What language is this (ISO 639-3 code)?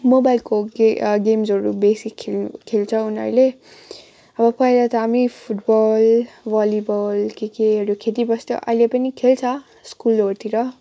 nep